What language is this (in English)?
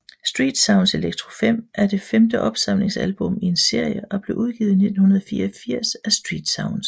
Danish